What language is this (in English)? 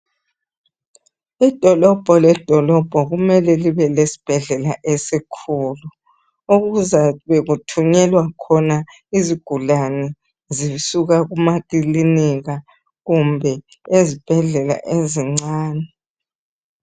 North Ndebele